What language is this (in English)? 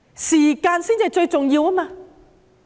Cantonese